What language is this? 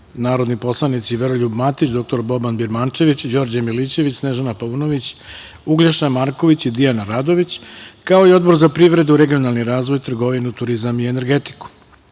Serbian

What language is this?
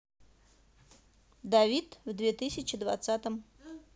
Russian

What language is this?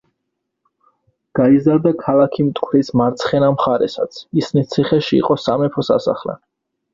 Georgian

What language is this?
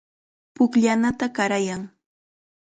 Chiquián Ancash Quechua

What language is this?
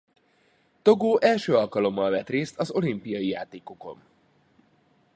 Hungarian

